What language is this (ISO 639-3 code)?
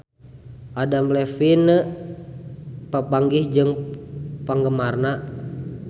sun